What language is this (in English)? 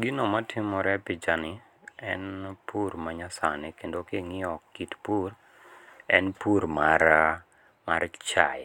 Luo (Kenya and Tanzania)